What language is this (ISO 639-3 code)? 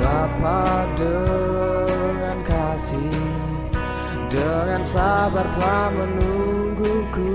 ind